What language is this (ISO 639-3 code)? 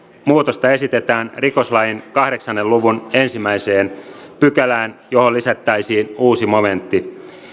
fin